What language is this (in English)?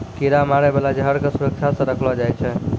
Maithili